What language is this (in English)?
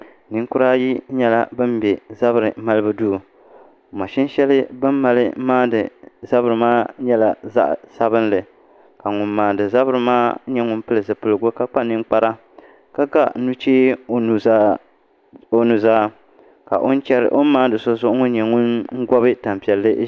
Dagbani